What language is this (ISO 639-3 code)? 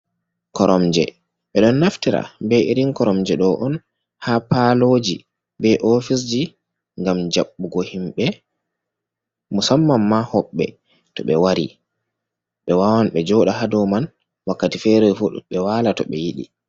ful